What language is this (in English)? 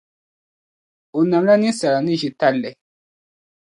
Dagbani